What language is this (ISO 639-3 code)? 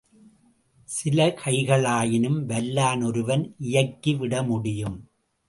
tam